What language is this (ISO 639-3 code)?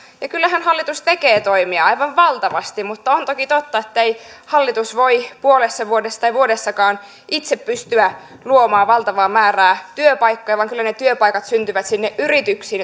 fin